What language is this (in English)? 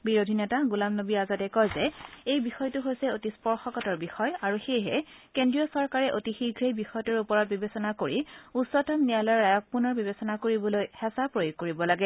Assamese